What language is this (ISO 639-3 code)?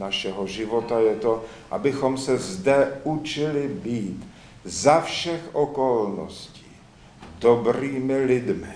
ces